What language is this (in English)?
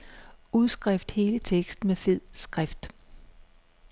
Danish